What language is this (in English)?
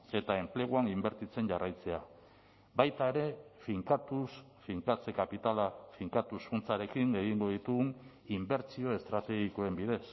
Basque